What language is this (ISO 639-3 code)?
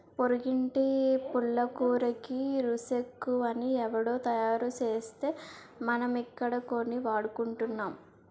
tel